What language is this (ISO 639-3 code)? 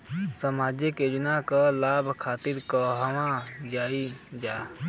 bho